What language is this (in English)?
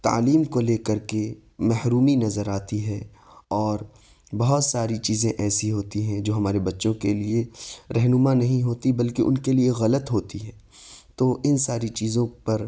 Urdu